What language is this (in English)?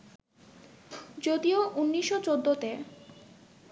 Bangla